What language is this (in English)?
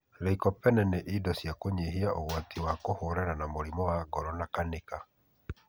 Kikuyu